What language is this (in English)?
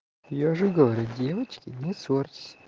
Russian